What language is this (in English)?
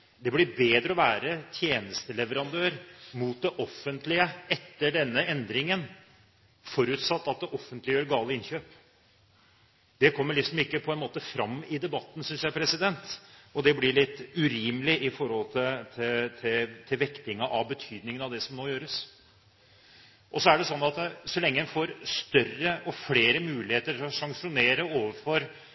Norwegian Bokmål